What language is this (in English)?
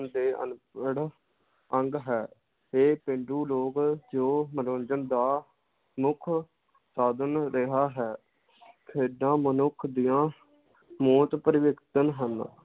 Punjabi